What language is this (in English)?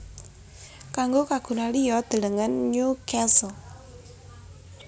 Javanese